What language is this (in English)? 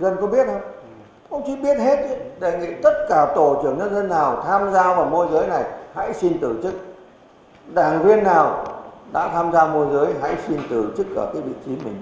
Vietnamese